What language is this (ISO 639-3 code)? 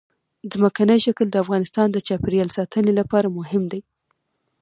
pus